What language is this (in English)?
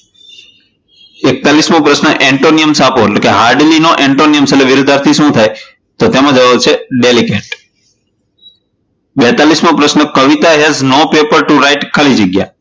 Gujarati